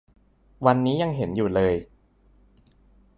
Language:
Thai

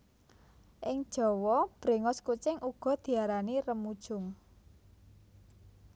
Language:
Javanese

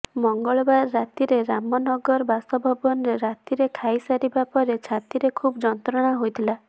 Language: Odia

